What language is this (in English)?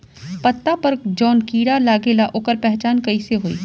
Bhojpuri